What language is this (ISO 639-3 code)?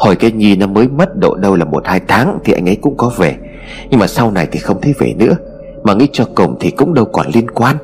vie